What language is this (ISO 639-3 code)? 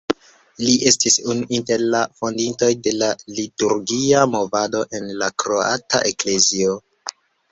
epo